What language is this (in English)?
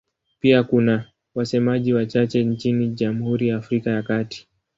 Swahili